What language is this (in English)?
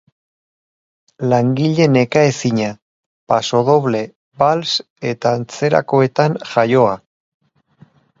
Basque